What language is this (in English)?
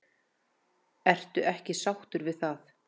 Icelandic